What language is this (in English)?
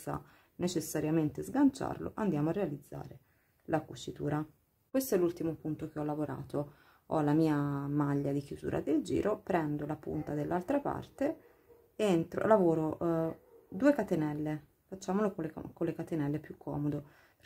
Italian